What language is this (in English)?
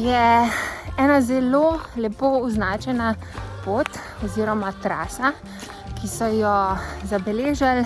Slovenian